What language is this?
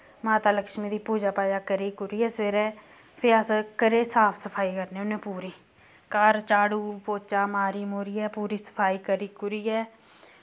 Dogri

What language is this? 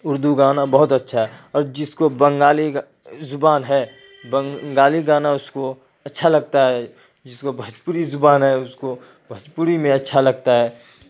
Urdu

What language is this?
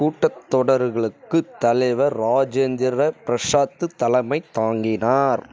Tamil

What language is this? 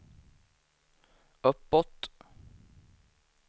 Swedish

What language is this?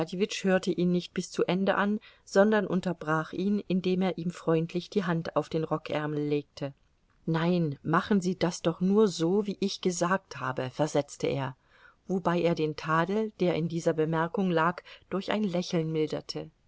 German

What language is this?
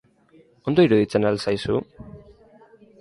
Basque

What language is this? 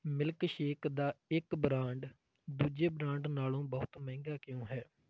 Punjabi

